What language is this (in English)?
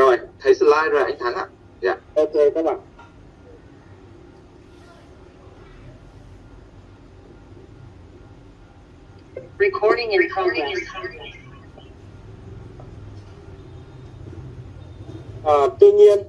Vietnamese